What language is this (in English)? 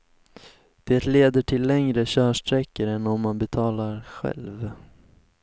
Swedish